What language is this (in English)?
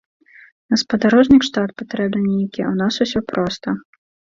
Belarusian